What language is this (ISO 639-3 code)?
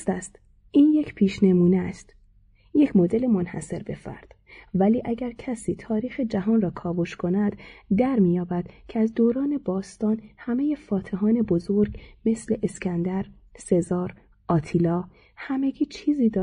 fas